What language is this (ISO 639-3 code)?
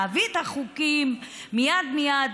heb